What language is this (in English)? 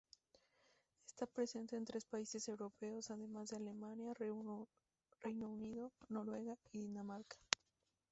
Spanish